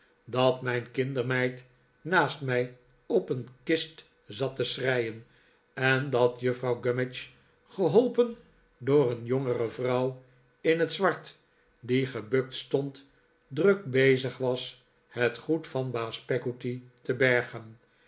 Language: Dutch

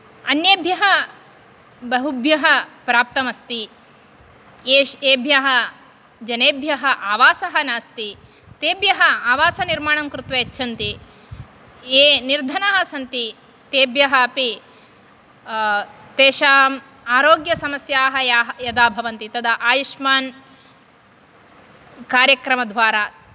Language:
Sanskrit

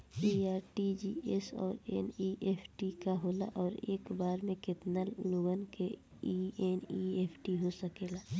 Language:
Bhojpuri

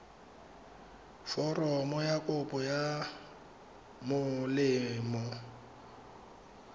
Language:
Tswana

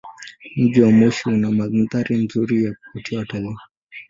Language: Swahili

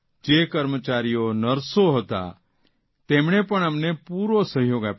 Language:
Gujarati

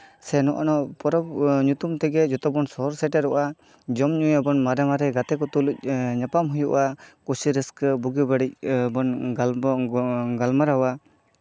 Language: Santali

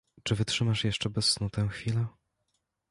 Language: Polish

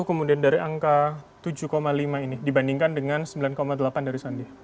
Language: Indonesian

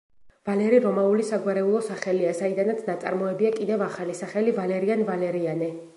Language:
Georgian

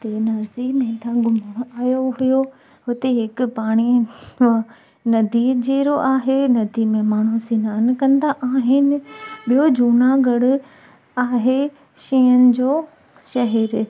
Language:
Sindhi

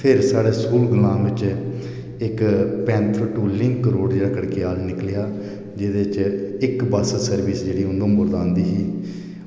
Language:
Dogri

